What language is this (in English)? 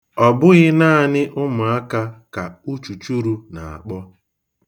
Igbo